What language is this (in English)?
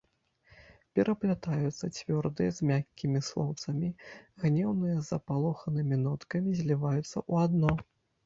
Belarusian